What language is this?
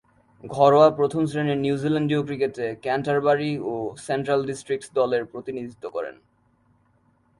Bangla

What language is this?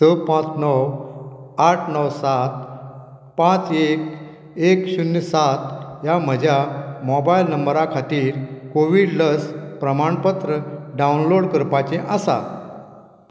Konkani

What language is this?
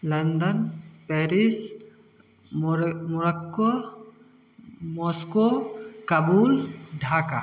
Hindi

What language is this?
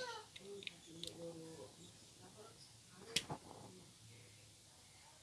Indonesian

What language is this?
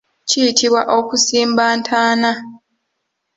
Ganda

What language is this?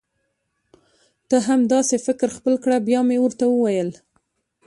Pashto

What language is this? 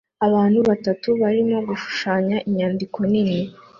Kinyarwanda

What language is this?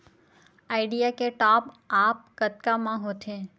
Chhattisgarhi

